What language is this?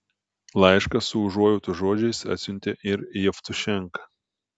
Lithuanian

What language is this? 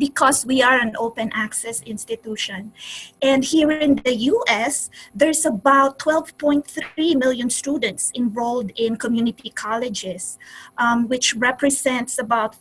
English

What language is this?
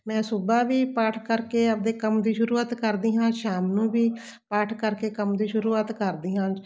Punjabi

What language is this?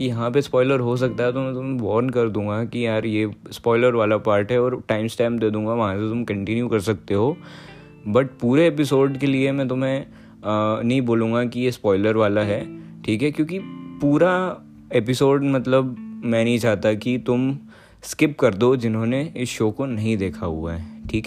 Hindi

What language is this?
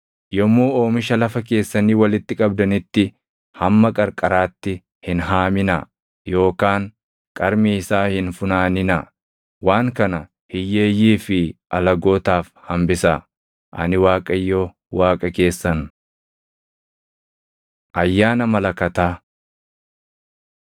Oromo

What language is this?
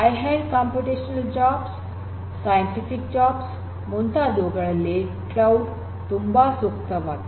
Kannada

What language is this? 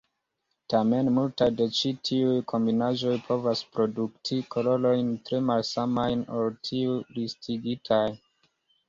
Esperanto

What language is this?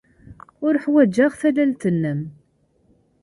Kabyle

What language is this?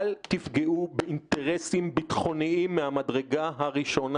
Hebrew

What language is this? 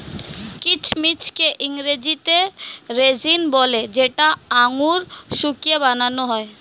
Bangla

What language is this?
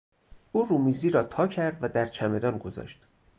Persian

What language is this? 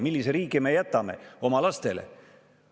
Estonian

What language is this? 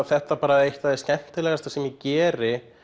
Icelandic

